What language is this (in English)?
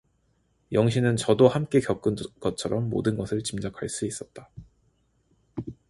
Korean